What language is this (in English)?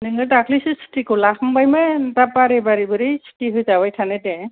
Bodo